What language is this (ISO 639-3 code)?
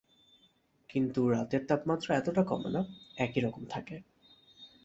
ben